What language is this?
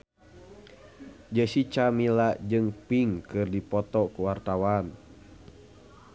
Sundanese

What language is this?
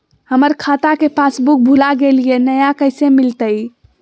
Magahi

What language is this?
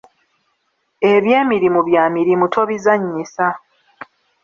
Ganda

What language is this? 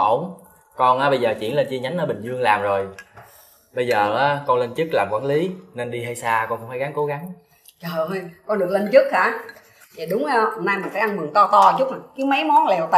Vietnamese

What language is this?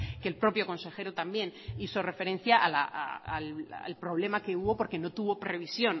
Spanish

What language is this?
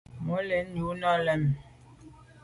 Medumba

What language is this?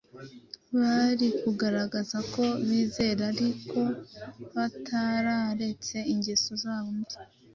Kinyarwanda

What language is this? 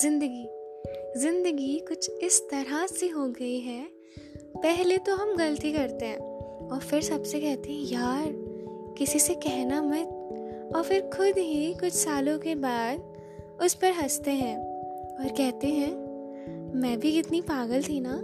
Hindi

